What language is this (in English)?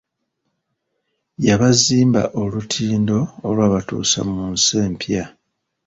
Ganda